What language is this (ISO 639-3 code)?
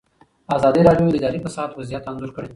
pus